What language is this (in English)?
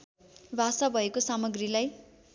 Nepali